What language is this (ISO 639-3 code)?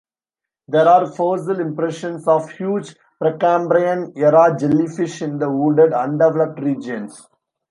eng